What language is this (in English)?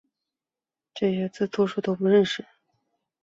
Chinese